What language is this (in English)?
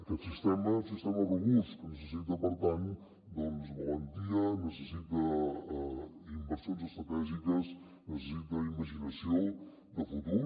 Catalan